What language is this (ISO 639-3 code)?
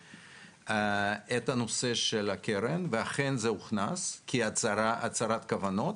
heb